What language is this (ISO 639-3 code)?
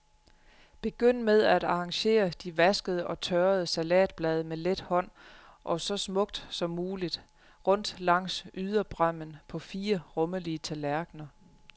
dan